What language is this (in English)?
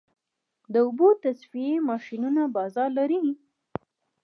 Pashto